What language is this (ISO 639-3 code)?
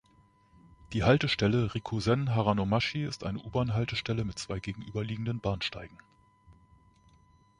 deu